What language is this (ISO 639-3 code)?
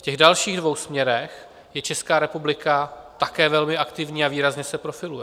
ces